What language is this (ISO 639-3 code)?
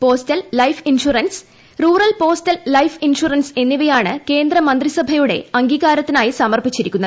mal